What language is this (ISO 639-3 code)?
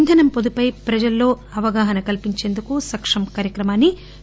tel